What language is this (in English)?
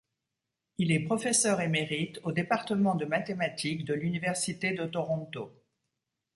French